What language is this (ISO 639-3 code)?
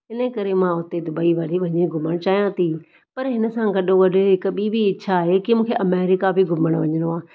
snd